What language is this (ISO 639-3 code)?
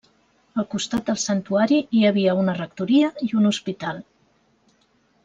cat